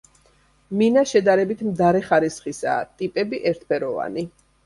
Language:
Georgian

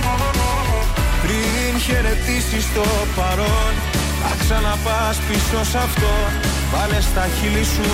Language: Greek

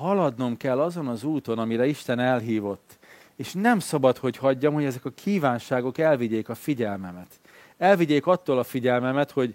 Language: Hungarian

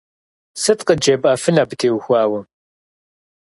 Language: Kabardian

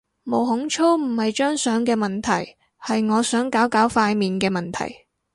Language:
Cantonese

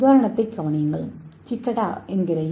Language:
Tamil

